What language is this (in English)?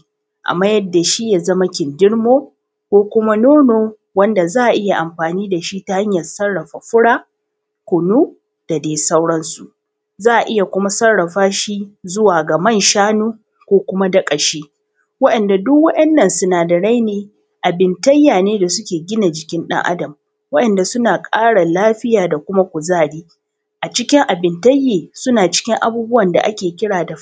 Hausa